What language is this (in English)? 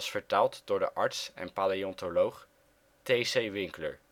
Dutch